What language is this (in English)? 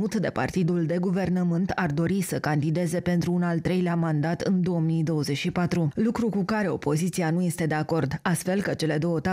Romanian